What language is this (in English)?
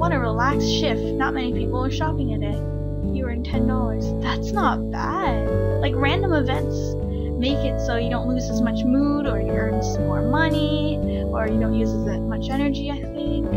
English